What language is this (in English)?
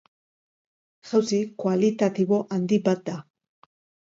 Basque